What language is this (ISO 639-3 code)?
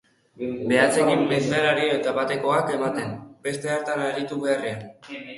eus